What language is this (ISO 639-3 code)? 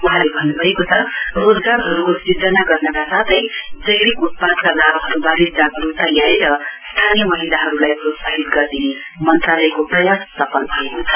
nep